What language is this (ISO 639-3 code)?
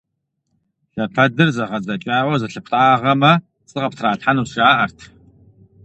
kbd